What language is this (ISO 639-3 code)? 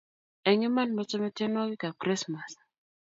kln